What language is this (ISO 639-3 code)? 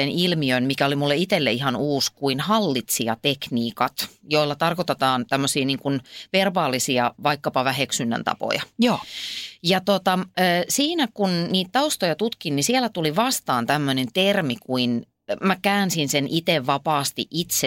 fin